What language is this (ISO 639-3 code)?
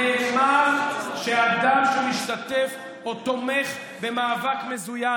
heb